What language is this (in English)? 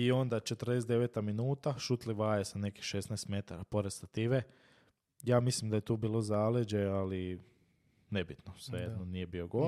Croatian